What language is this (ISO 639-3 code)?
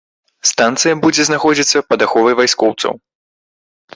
bel